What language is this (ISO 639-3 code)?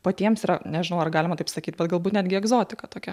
lit